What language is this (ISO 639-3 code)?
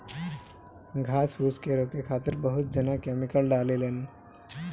bho